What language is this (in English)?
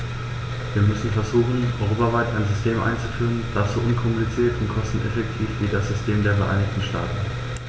German